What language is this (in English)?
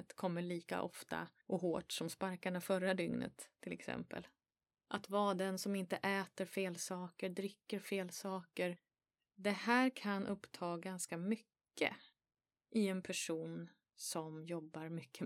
Swedish